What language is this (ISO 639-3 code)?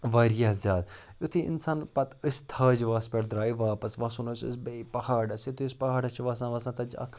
kas